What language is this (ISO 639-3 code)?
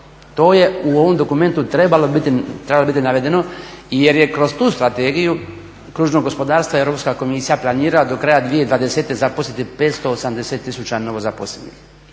hrv